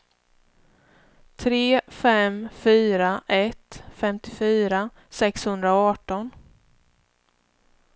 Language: Swedish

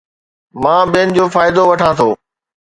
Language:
Sindhi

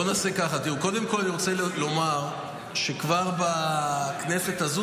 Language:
Hebrew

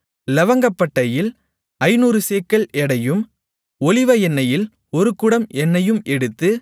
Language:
Tamil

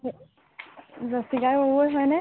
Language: Assamese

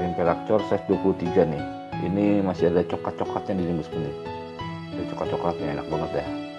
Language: Indonesian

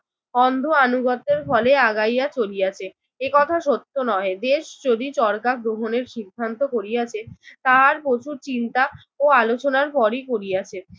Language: Bangla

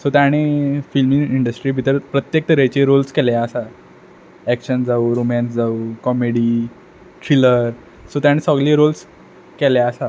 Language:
Konkani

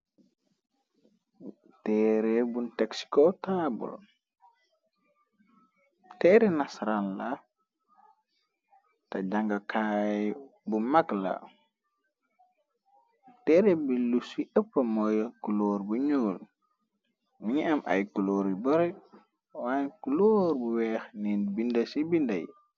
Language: Wolof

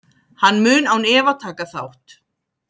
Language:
Icelandic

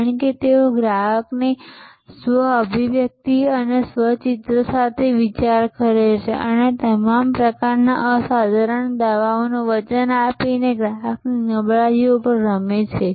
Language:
Gujarati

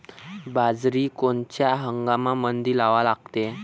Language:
Marathi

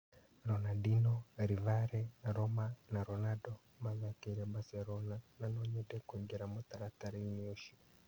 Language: Kikuyu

